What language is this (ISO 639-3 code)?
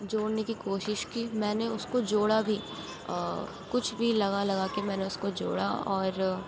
urd